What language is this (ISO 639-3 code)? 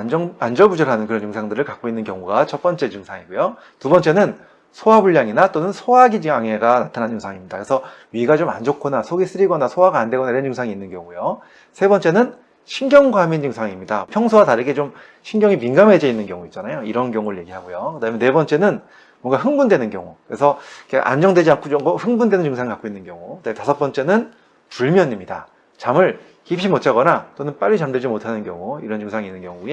kor